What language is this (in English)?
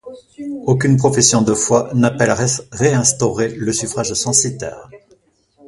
French